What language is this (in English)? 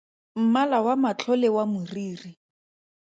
Tswana